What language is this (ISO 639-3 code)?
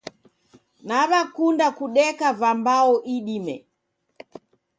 dav